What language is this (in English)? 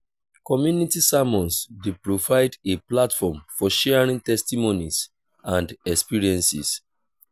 Nigerian Pidgin